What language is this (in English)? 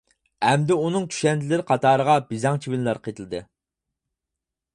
Uyghur